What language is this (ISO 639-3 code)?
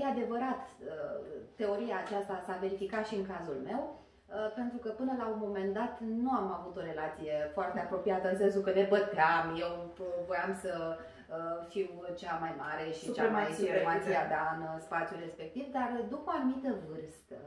ron